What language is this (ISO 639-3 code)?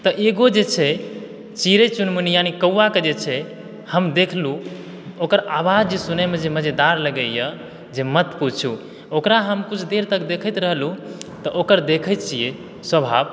mai